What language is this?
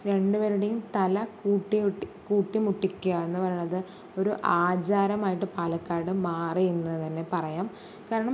Malayalam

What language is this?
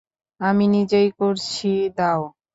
Bangla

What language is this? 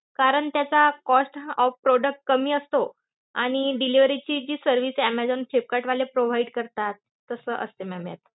Marathi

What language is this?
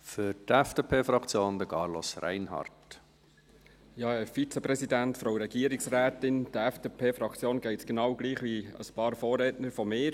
Swiss German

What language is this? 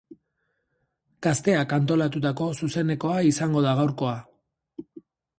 Basque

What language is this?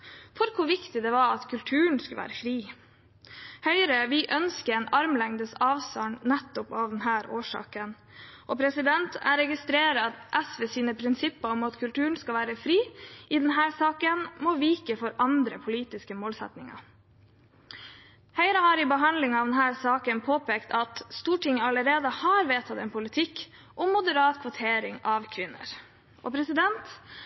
Norwegian Bokmål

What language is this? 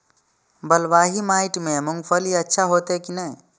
Maithili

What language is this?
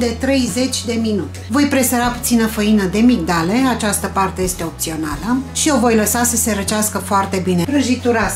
Romanian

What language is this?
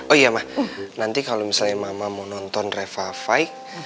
Indonesian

